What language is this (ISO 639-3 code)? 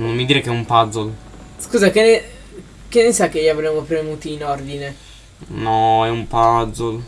ita